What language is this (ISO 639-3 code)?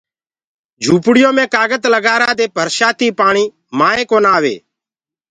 ggg